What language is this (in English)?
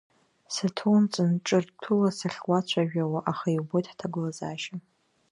Abkhazian